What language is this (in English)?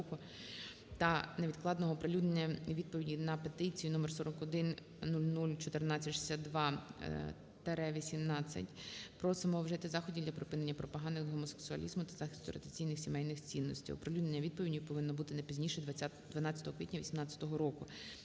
Ukrainian